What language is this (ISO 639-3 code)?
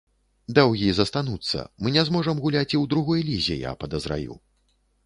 bel